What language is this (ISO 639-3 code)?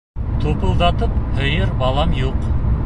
bak